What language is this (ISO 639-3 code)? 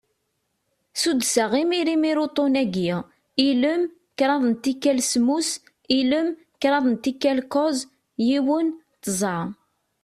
kab